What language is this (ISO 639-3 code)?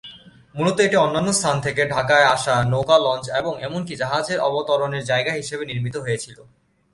ben